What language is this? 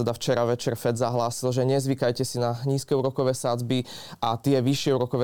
Slovak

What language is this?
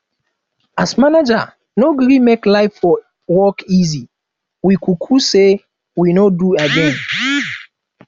Nigerian Pidgin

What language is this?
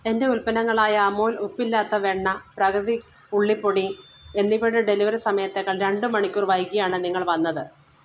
Malayalam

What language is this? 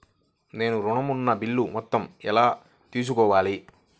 Telugu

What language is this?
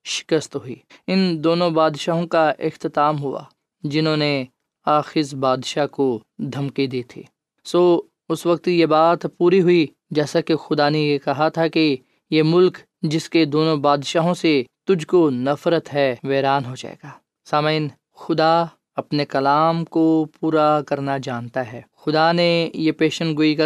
Urdu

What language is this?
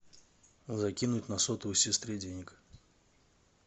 Russian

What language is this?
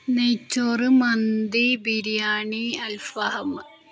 Malayalam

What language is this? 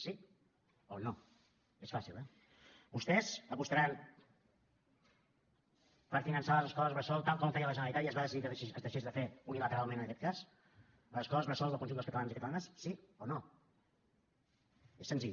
Catalan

